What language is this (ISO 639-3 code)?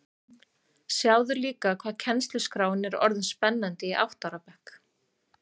isl